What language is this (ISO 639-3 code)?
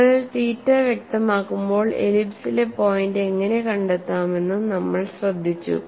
mal